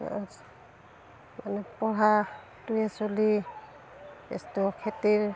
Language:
Assamese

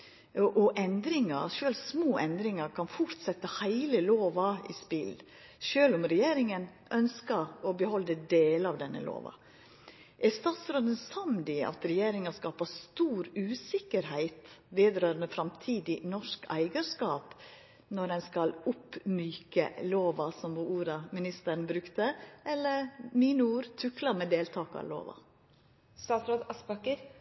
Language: Norwegian Nynorsk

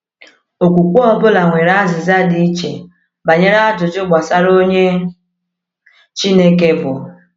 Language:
Igbo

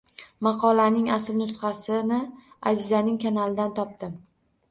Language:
Uzbek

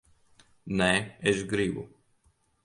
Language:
Latvian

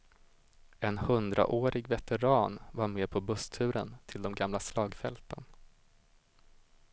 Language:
Swedish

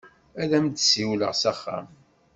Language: Kabyle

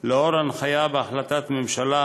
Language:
Hebrew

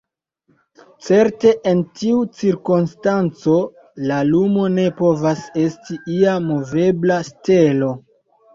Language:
Esperanto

